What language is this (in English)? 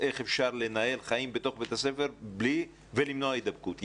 Hebrew